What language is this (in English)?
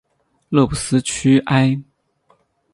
Chinese